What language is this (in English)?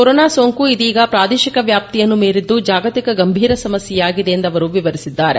Kannada